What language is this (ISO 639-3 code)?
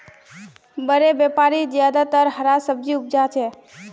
mag